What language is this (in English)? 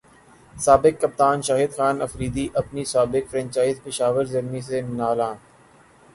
Urdu